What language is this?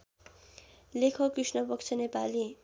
Nepali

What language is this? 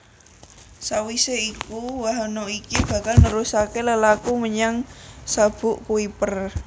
Javanese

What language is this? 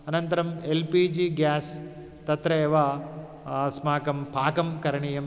Sanskrit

